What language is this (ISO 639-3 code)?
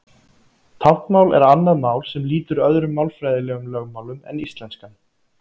isl